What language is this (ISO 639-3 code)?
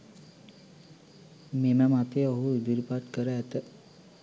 sin